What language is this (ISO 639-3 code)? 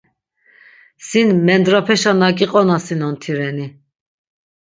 lzz